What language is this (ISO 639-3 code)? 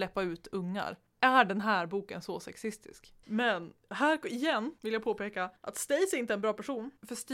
swe